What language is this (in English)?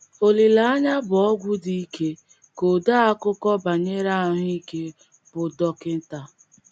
Igbo